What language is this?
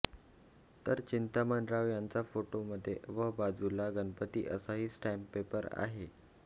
Marathi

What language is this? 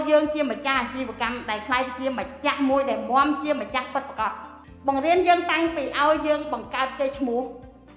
Vietnamese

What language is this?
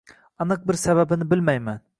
Uzbek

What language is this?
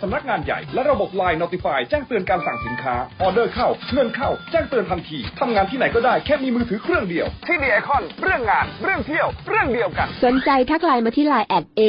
Thai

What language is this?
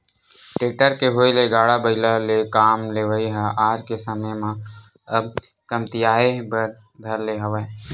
Chhattisgarhi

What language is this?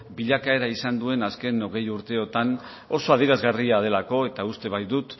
Basque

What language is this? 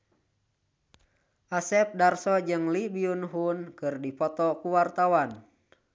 Sundanese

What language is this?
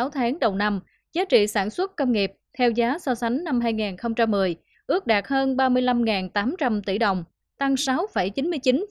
Vietnamese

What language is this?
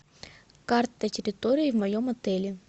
Russian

